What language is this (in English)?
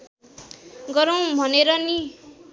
Nepali